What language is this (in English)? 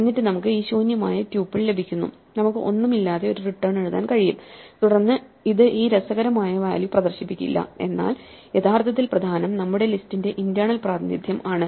Malayalam